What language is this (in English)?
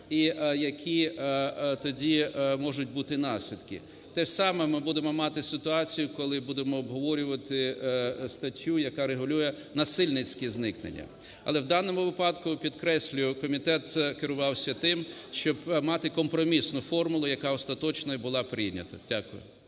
Ukrainian